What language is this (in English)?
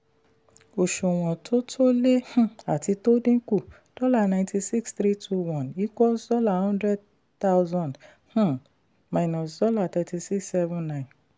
Yoruba